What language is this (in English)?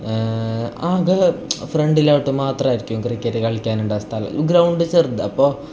Malayalam